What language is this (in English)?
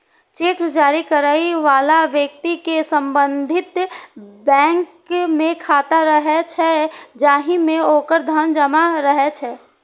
Maithili